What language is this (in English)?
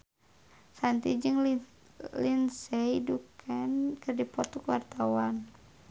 Sundanese